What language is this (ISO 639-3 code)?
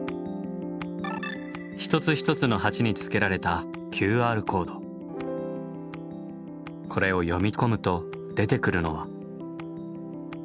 jpn